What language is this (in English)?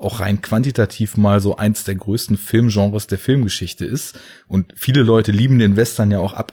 German